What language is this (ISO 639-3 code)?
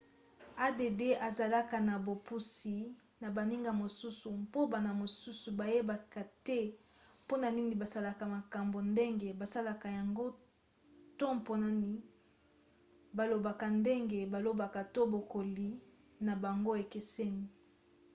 lin